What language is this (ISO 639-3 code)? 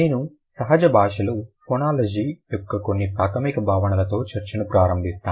tel